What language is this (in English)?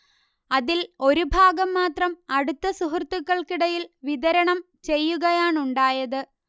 Malayalam